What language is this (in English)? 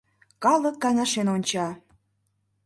Mari